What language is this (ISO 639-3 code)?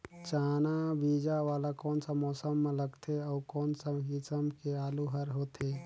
hne